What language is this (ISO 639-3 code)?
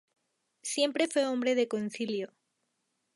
spa